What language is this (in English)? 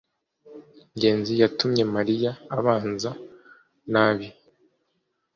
Kinyarwanda